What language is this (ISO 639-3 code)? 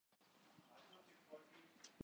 urd